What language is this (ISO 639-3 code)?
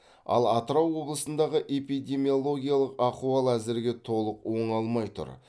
kaz